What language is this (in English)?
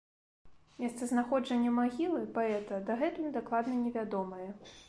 Belarusian